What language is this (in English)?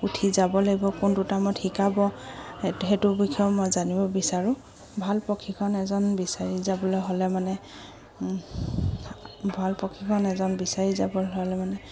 Assamese